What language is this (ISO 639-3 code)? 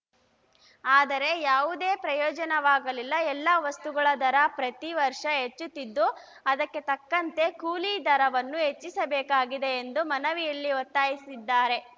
kan